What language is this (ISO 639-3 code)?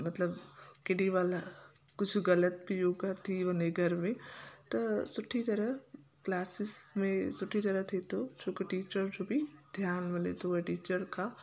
snd